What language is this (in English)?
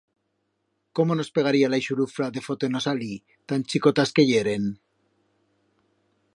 Aragonese